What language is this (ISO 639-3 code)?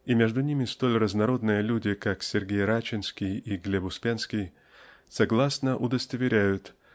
rus